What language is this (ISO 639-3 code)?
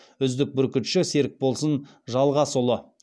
kaz